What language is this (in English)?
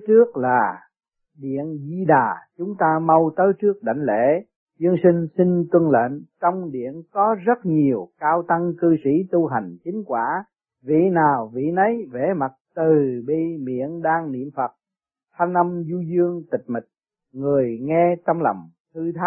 Vietnamese